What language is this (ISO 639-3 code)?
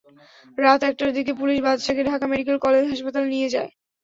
ben